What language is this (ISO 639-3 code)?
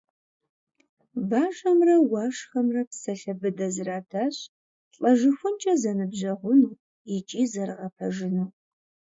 kbd